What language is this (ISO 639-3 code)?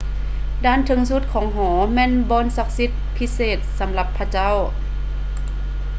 lao